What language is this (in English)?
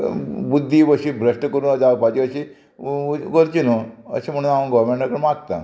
Konkani